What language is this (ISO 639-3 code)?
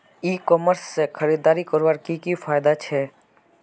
mag